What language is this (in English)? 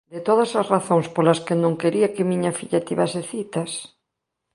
Galician